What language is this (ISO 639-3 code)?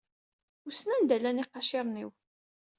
kab